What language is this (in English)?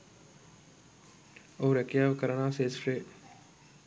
Sinhala